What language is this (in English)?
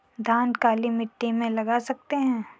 Hindi